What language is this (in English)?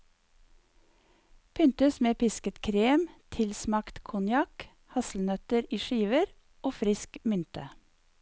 Norwegian